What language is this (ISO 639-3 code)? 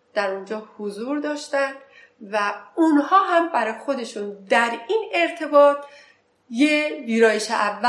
fas